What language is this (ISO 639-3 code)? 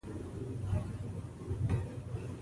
pus